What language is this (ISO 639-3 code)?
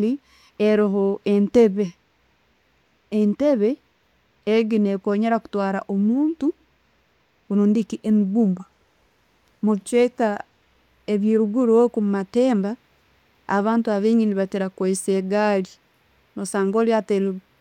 ttj